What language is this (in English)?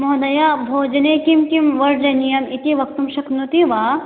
Sanskrit